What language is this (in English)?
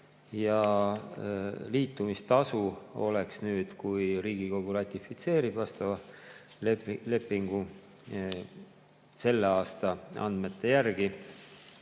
Estonian